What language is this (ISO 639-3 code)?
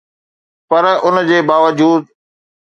snd